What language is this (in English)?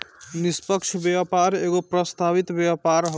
Bhojpuri